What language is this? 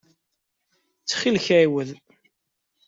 Kabyle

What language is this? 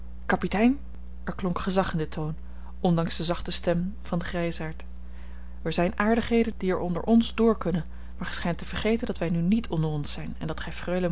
Dutch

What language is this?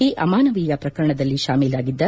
Kannada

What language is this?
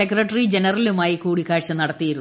Malayalam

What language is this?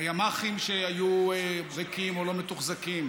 Hebrew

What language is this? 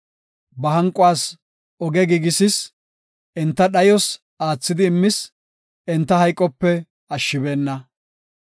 Gofa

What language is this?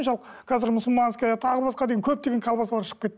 Kazakh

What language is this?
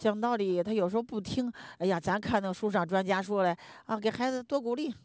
Chinese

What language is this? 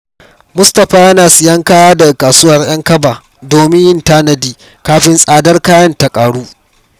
Hausa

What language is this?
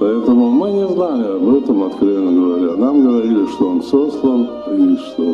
Russian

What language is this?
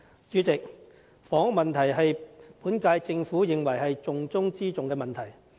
Cantonese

